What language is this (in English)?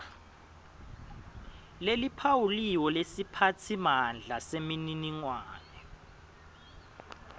Swati